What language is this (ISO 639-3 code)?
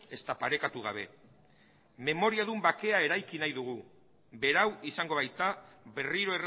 eus